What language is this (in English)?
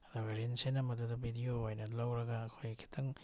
Manipuri